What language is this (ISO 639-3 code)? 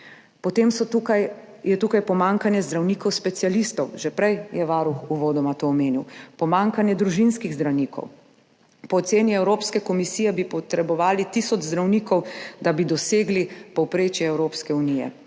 slv